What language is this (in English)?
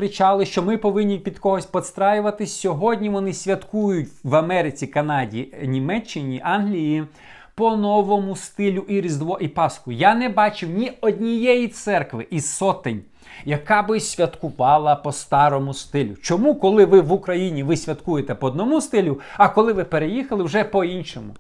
Ukrainian